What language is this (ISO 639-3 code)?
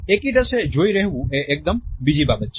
guj